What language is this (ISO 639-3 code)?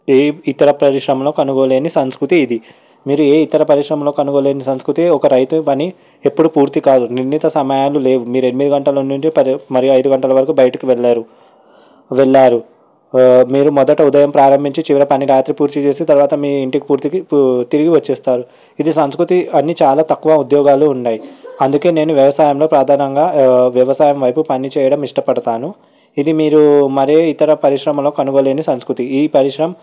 tel